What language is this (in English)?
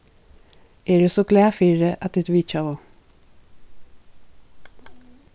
Faroese